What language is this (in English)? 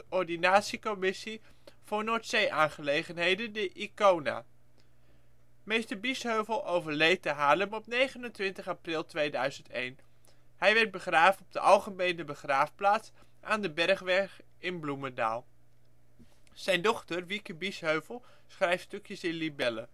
Dutch